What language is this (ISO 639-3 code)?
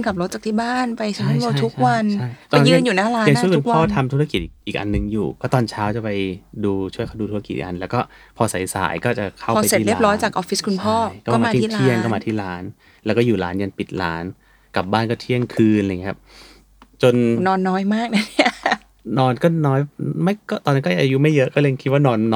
tha